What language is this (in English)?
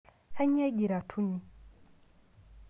Masai